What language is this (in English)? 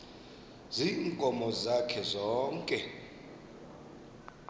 Xhosa